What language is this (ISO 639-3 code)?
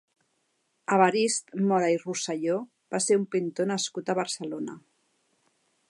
cat